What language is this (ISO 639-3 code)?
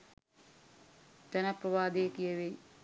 sin